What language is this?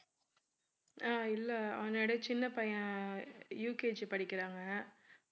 Tamil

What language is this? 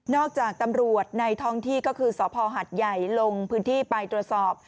Thai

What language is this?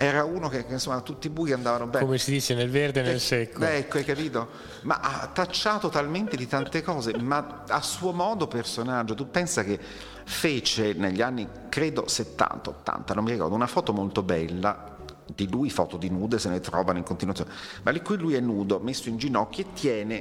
Italian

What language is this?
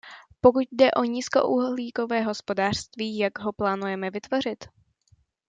Czech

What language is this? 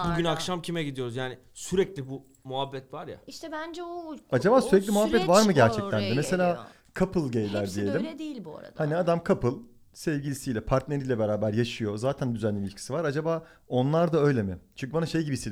Turkish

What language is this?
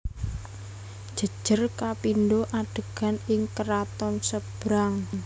Javanese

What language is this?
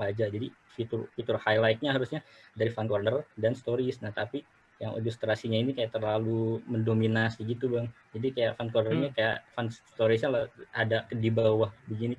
Indonesian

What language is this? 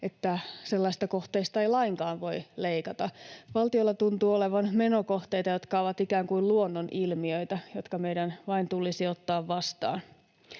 Finnish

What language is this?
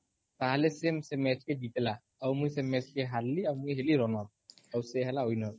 Odia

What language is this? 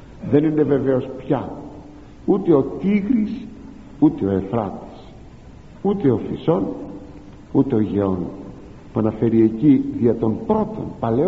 Greek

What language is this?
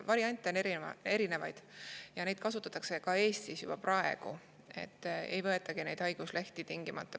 Estonian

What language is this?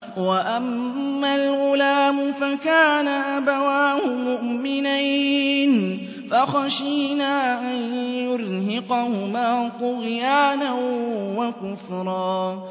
Arabic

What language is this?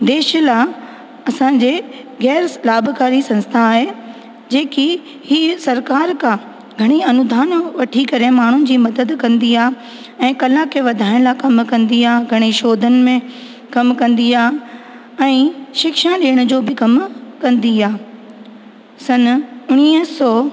Sindhi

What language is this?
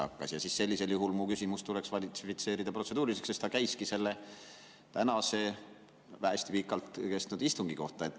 Estonian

